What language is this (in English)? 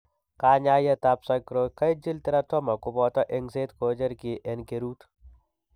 Kalenjin